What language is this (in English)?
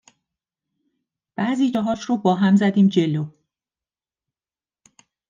Persian